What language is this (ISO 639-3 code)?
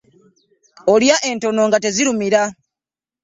lug